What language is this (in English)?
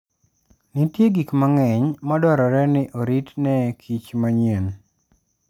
Luo (Kenya and Tanzania)